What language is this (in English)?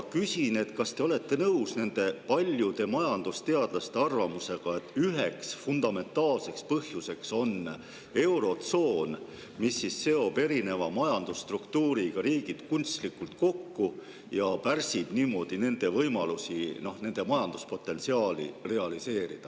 Estonian